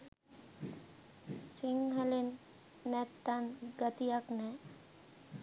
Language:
Sinhala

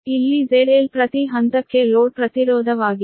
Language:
Kannada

